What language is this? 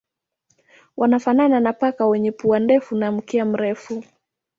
Swahili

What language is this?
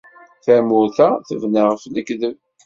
Kabyle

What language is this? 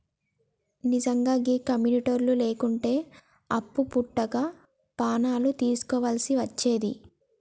Telugu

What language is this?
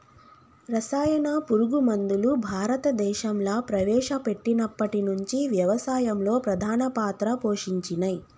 Telugu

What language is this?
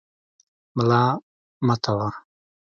Pashto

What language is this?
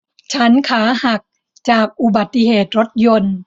Thai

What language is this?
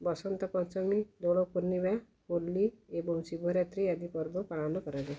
Odia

